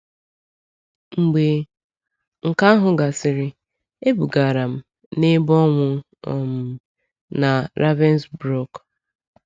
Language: Igbo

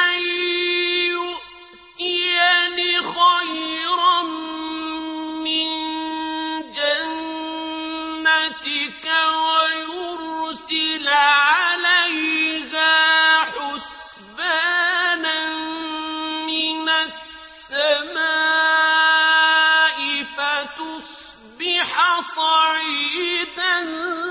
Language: Arabic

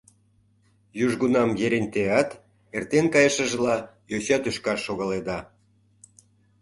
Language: Mari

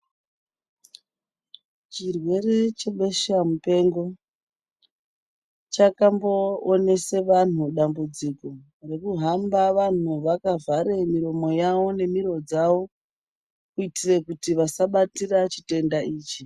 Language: Ndau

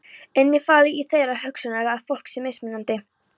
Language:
Icelandic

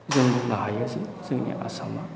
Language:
Bodo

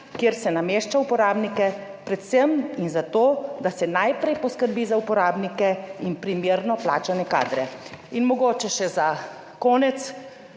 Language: Slovenian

